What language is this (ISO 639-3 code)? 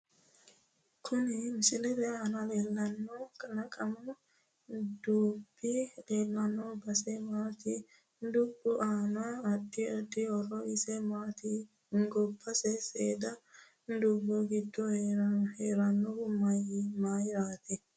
sid